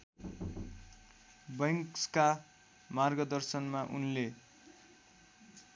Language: Nepali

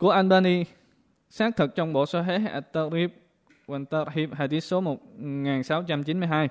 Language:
Vietnamese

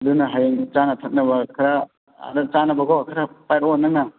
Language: Manipuri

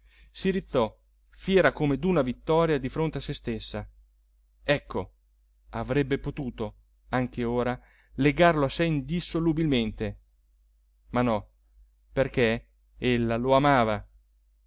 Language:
Italian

